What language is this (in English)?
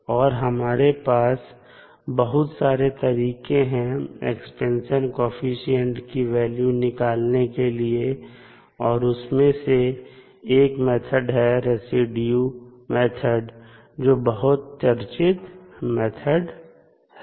Hindi